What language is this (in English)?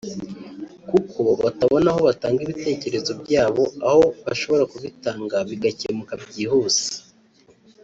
Kinyarwanda